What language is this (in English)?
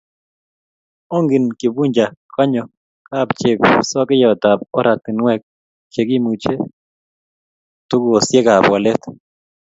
Kalenjin